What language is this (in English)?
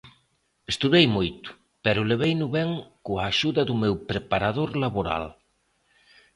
Galician